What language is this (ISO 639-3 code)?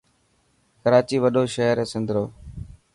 mki